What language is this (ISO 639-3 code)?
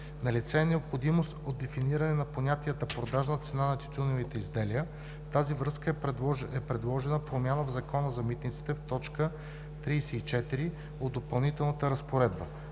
bul